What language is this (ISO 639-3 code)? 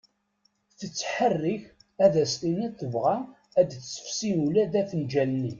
kab